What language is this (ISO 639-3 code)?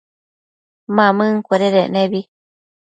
mcf